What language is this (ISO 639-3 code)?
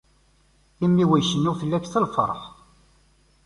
kab